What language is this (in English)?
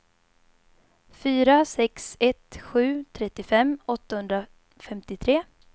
Swedish